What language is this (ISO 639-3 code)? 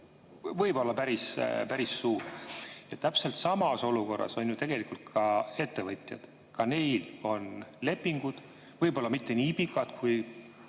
est